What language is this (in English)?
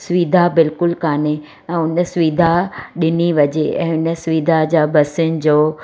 Sindhi